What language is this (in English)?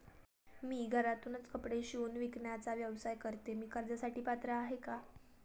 Marathi